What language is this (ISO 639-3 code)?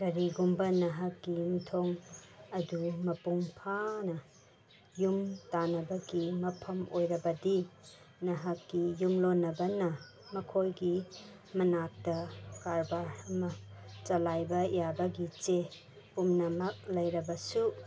mni